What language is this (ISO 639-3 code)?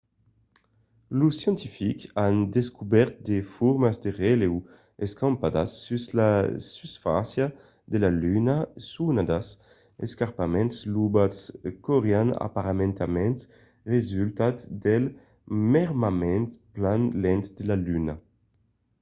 oci